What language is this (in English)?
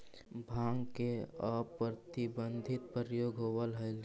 Magahi